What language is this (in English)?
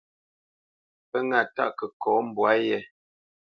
Bamenyam